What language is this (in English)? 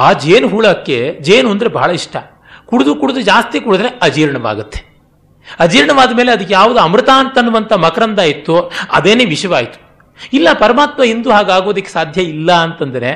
Kannada